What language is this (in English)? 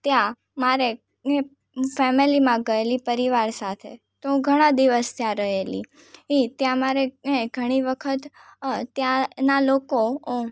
Gujarati